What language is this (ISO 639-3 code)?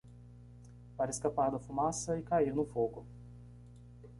por